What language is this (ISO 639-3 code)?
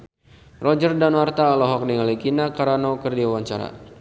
sun